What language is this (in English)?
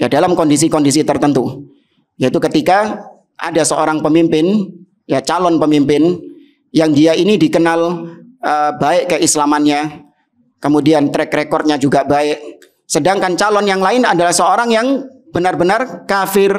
Indonesian